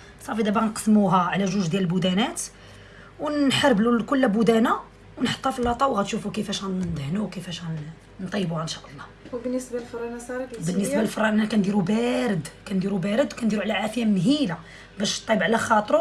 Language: Arabic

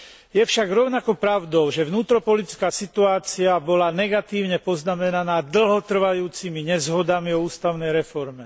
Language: Slovak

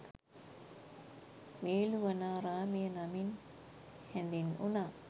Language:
Sinhala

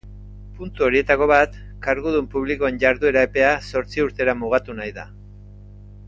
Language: Basque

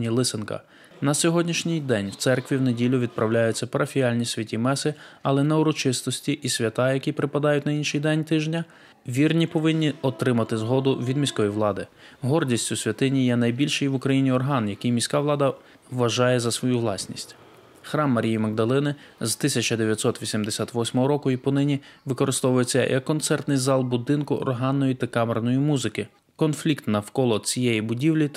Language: Ukrainian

